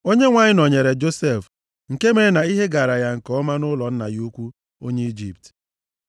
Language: Igbo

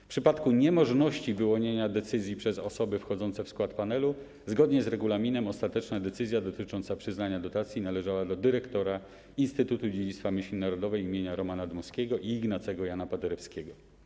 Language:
Polish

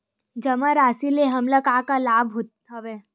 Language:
Chhattisgarhi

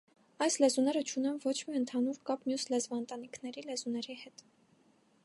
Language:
Armenian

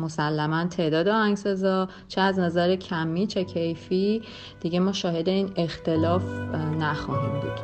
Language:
Persian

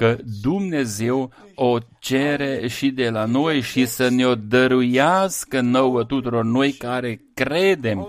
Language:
Romanian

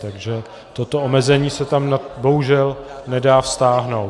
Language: Czech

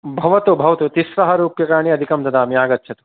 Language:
Sanskrit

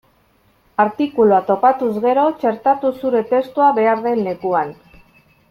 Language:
Basque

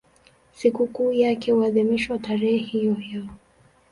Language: Swahili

